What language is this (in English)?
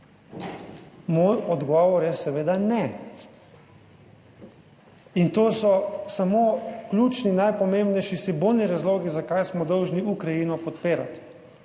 Slovenian